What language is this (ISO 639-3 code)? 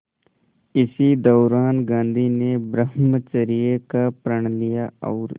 hin